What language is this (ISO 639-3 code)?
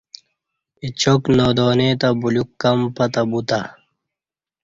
bsh